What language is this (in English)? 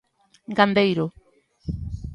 Galician